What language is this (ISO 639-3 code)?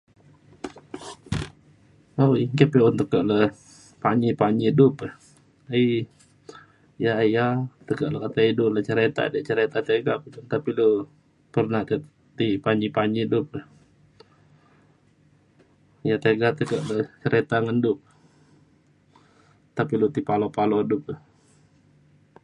xkl